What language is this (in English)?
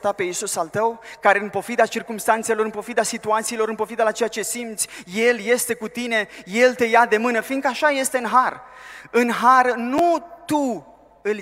Romanian